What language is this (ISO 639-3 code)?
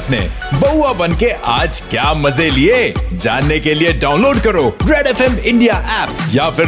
hin